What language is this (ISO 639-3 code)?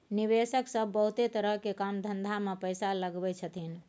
mai